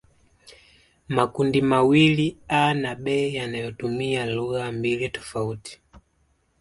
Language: Swahili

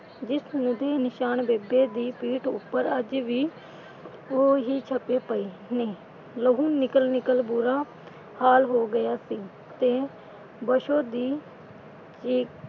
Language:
Punjabi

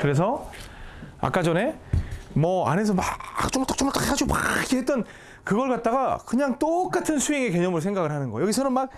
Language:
Korean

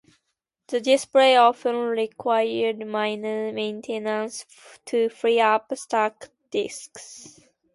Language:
English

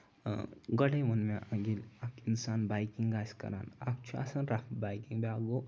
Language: Kashmiri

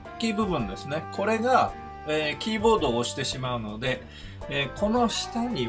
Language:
Japanese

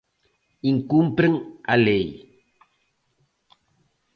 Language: Galician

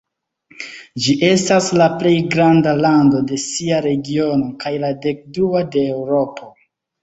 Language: Esperanto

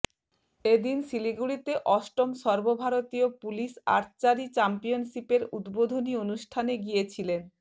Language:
Bangla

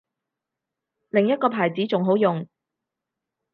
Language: Cantonese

